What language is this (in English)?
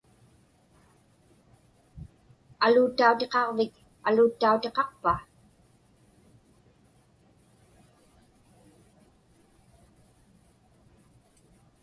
Inupiaq